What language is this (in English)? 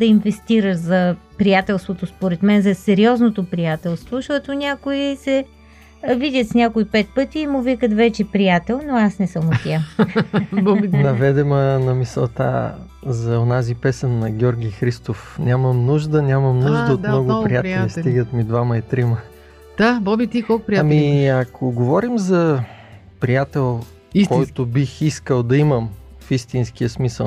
Bulgarian